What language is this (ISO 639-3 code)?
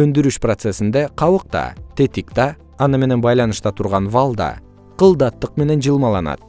kir